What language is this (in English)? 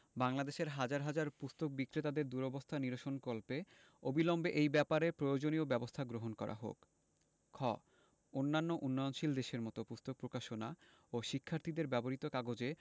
Bangla